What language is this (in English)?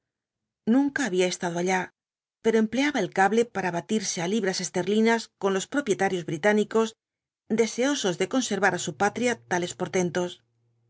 Spanish